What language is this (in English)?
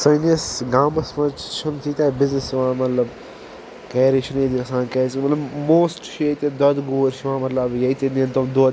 Kashmiri